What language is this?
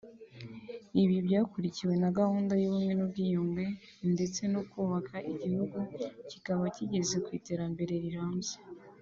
Kinyarwanda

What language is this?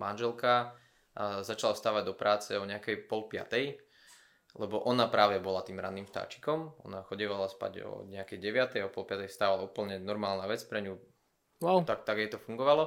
Slovak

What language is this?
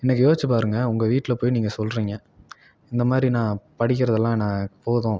Tamil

